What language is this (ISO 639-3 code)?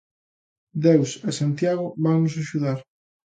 glg